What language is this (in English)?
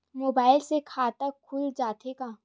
Chhattisgarhi